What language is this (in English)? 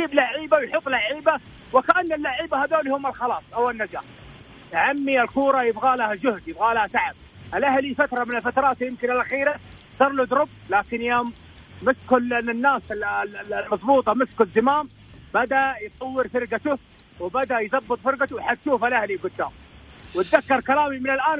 Arabic